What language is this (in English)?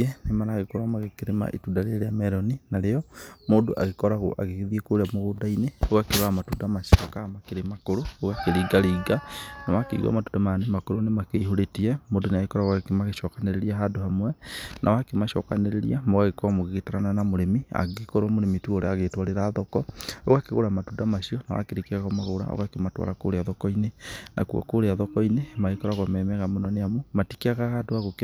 Kikuyu